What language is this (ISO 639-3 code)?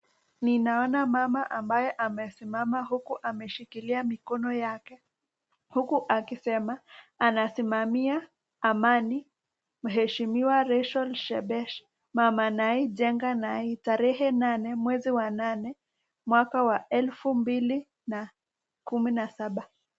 swa